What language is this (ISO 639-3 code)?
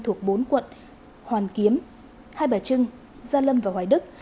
vie